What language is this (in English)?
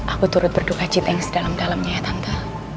Indonesian